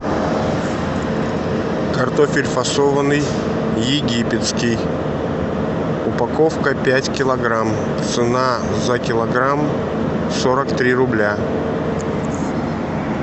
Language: Russian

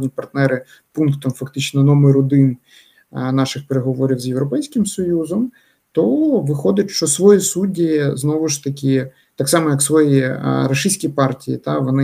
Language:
Ukrainian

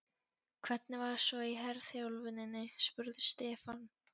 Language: Icelandic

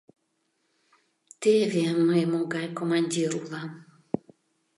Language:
Mari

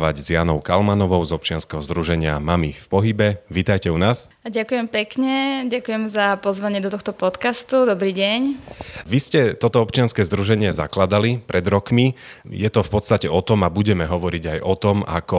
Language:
Slovak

